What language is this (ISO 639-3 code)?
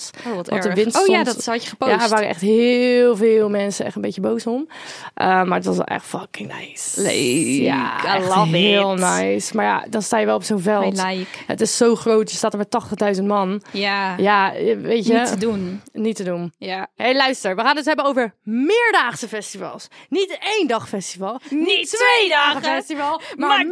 nld